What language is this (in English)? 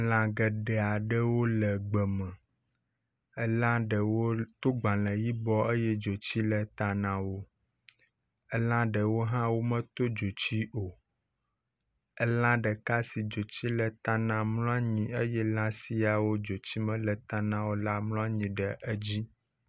Ewe